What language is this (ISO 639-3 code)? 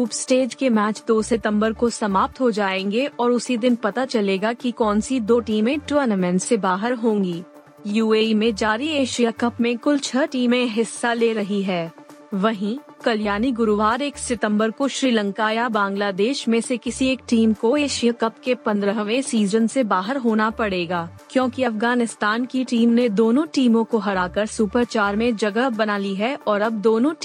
hin